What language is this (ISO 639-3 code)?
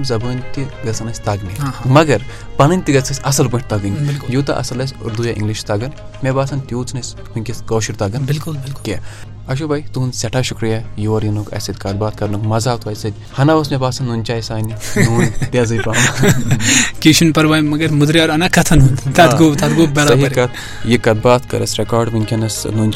urd